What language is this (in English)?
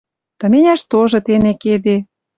Western Mari